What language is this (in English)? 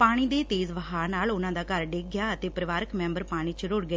Punjabi